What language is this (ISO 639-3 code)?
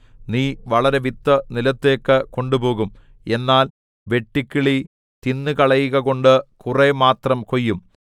mal